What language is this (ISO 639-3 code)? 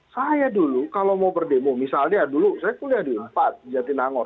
ind